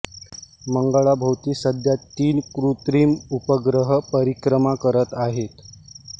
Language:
Marathi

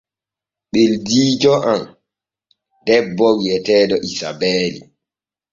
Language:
Borgu Fulfulde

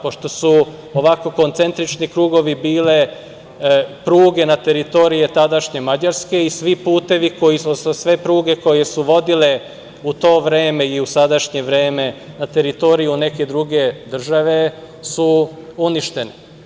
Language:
Serbian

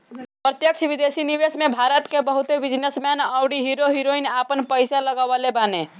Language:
Bhojpuri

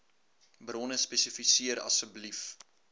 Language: Afrikaans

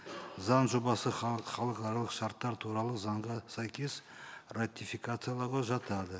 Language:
Kazakh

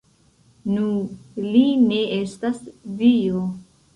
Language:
Esperanto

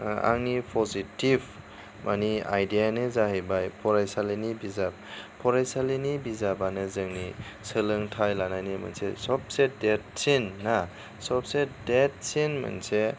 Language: Bodo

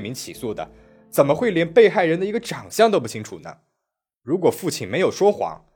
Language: Chinese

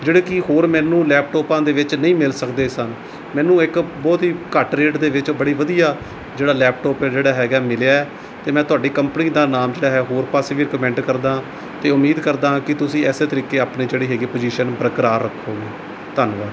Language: Punjabi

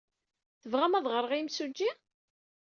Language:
Kabyle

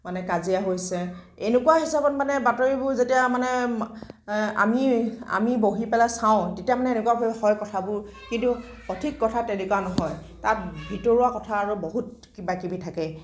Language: Assamese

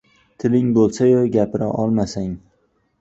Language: Uzbek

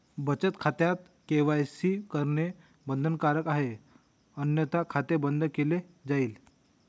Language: Marathi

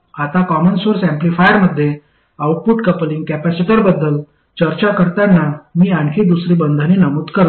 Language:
Marathi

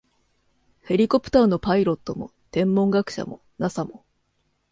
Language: Japanese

